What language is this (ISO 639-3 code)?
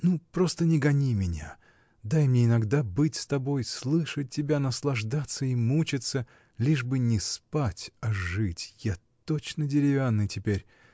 rus